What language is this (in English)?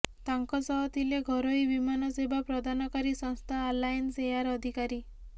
Odia